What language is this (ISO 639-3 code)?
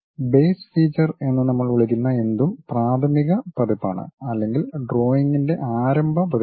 mal